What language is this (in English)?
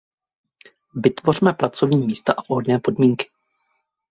Czech